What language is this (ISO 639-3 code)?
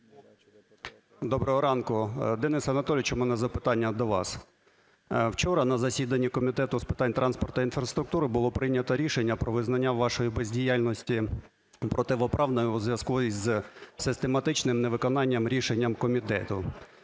ukr